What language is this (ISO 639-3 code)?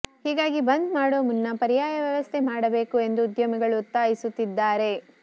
kan